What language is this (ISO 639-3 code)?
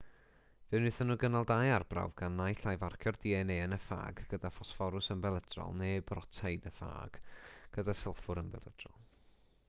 cym